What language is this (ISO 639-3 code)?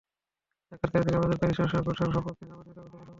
ben